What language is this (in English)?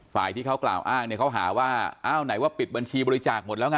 Thai